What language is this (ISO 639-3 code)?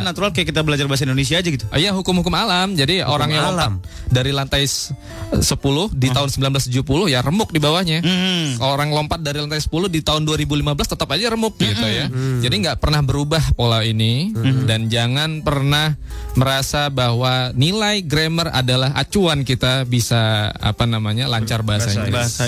ind